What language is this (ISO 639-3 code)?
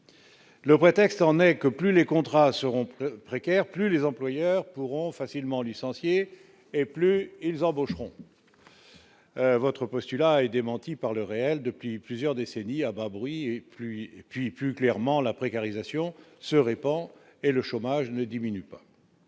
fra